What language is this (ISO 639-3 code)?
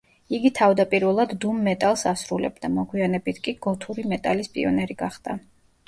kat